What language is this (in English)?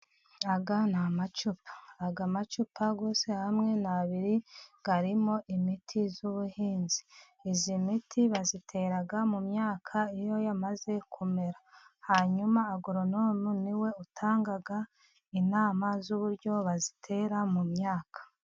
Kinyarwanda